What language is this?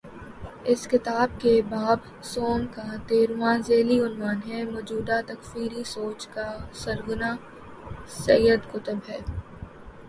Urdu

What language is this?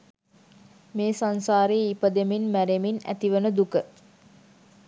Sinhala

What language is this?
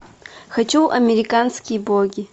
Russian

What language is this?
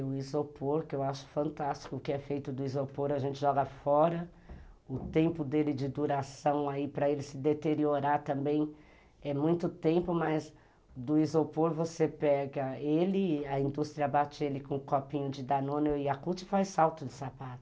Portuguese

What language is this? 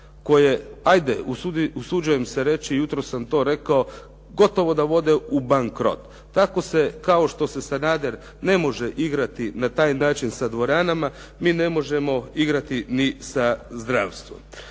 Croatian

